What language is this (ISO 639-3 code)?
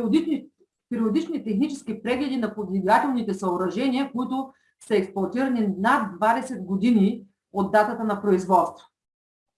bul